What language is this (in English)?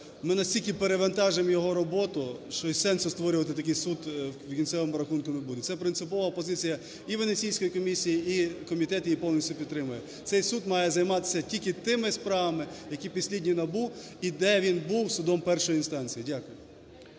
Ukrainian